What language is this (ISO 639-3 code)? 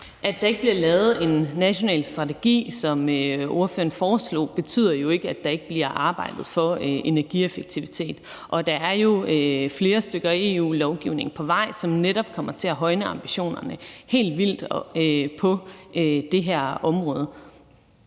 dan